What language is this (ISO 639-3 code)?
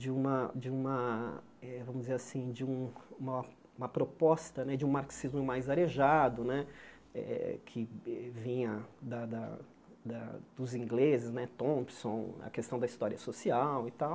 por